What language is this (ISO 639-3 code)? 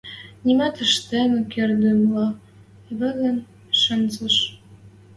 mrj